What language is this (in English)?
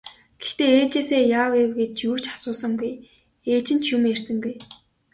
Mongolian